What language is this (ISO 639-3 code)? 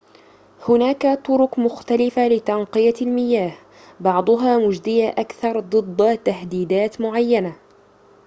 ara